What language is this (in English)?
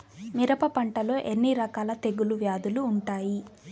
Telugu